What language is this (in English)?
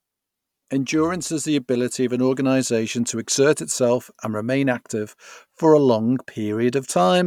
English